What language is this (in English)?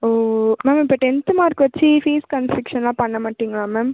Tamil